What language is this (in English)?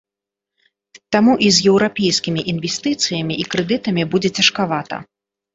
Belarusian